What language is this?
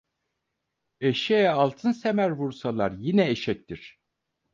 Turkish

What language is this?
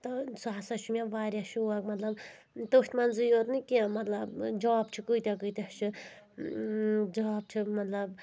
Kashmiri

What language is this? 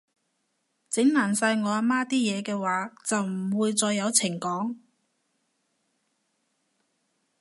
Cantonese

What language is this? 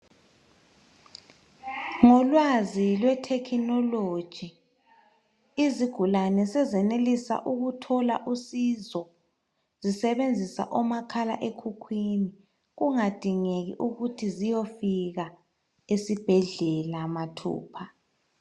North Ndebele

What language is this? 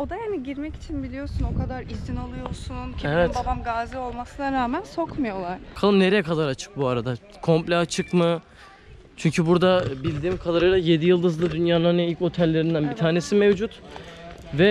Turkish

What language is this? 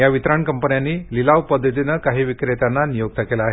Marathi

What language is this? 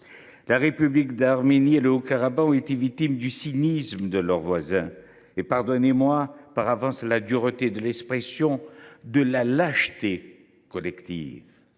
French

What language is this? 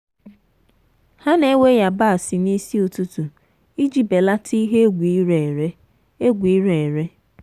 Igbo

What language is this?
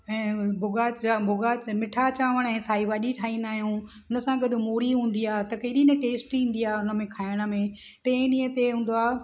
Sindhi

